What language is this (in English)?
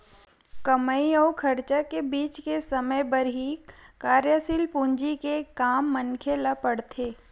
Chhattisgarhi